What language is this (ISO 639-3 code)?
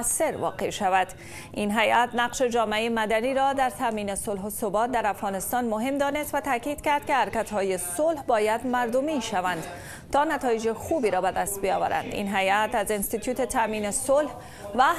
fas